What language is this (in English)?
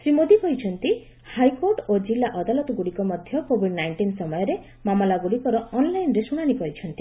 Odia